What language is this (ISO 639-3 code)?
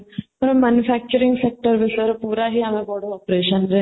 ori